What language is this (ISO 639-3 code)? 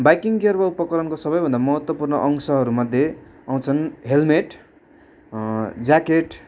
nep